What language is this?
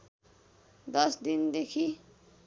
Nepali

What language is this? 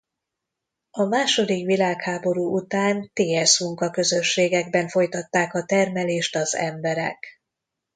Hungarian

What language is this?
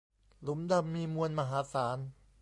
Thai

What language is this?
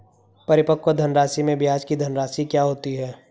Hindi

